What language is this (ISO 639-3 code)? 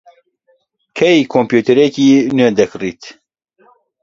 ckb